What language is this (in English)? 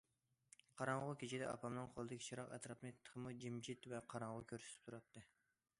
Uyghur